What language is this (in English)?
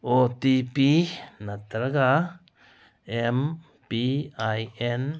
Manipuri